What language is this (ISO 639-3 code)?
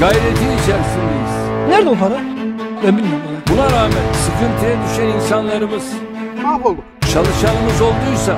tur